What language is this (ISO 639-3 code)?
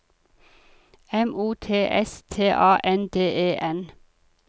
nor